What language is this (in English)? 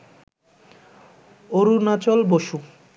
Bangla